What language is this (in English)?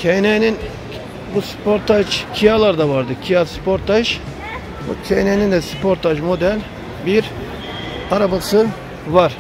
Turkish